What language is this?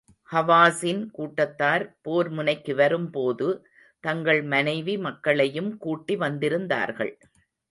Tamil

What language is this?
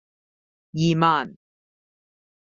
Cantonese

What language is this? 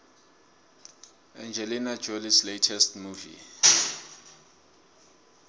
South Ndebele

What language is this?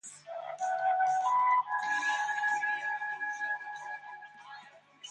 English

